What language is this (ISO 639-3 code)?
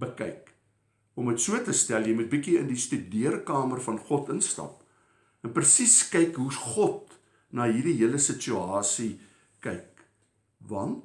nld